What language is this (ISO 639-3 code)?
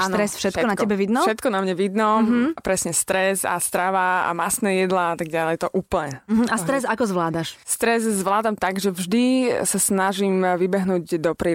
slk